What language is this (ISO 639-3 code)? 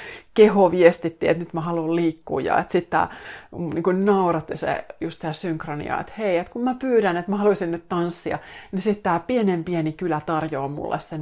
fin